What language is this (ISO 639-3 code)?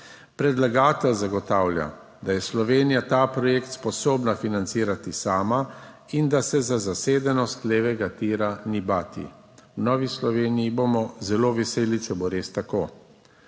slv